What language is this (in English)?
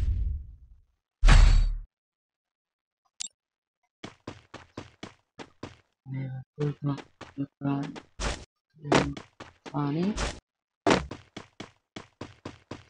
Hindi